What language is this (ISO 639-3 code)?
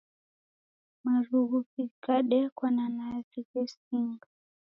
dav